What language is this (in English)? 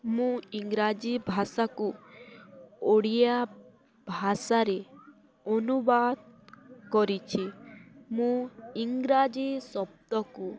Odia